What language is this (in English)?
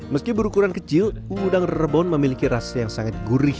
Indonesian